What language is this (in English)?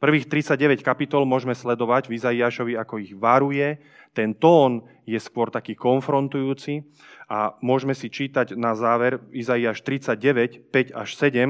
Slovak